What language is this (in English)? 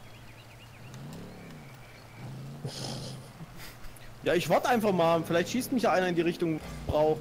German